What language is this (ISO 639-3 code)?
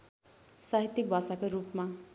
nep